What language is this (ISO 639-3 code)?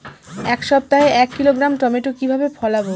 ben